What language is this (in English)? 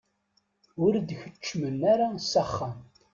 Kabyle